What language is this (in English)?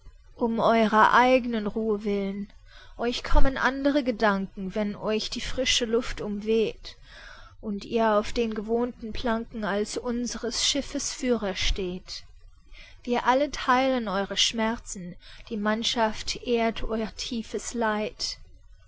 German